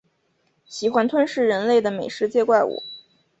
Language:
Chinese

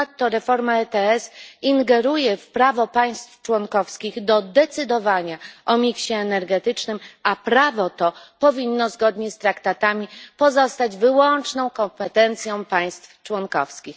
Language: Polish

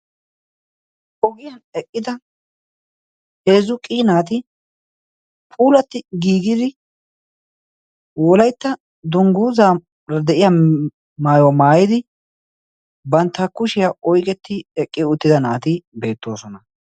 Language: Wolaytta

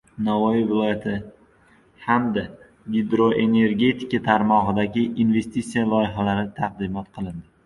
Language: Uzbek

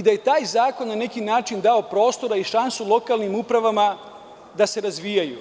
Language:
Serbian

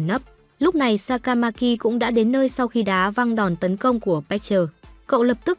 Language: Vietnamese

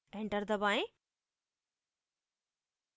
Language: Hindi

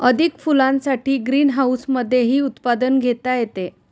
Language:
Marathi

